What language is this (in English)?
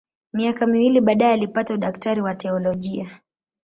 Swahili